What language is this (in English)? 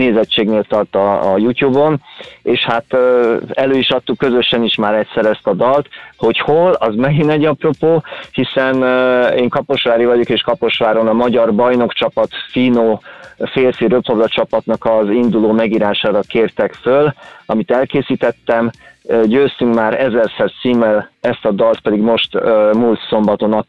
Hungarian